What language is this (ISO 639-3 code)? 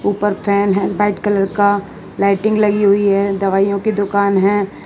hin